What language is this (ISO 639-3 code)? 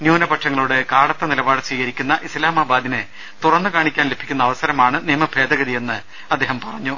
mal